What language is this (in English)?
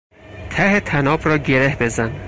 Persian